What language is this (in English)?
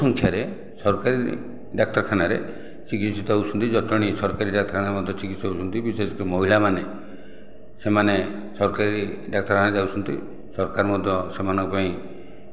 Odia